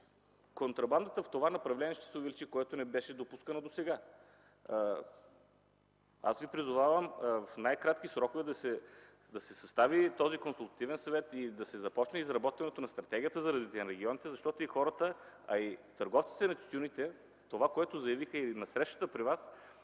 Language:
Bulgarian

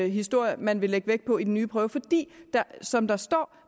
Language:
Danish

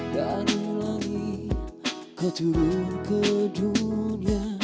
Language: Indonesian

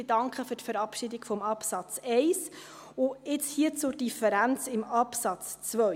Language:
Swiss German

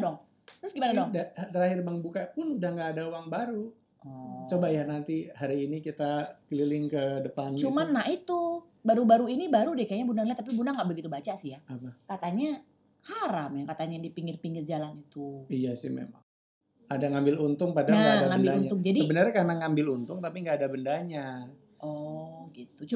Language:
Indonesian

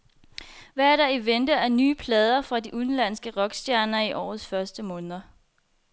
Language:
Danish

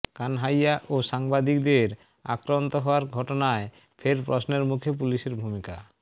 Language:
Bangla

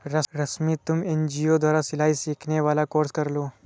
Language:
Hindi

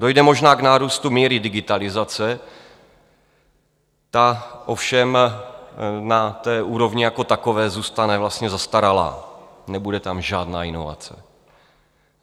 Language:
Czech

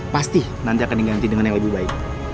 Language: Indonesian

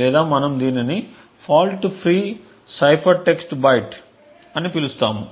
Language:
Telugu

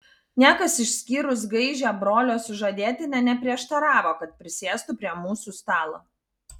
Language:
Lithuanian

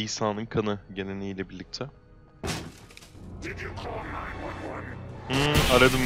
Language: Turkish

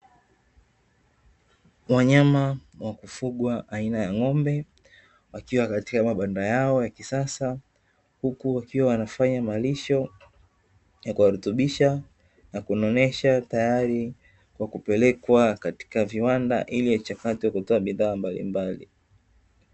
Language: Swahili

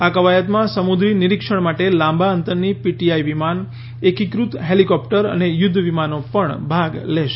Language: Gujarati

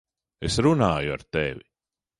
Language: Latvian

